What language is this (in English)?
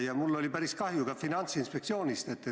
Estonian